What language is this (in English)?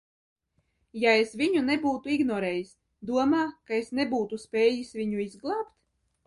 Latvian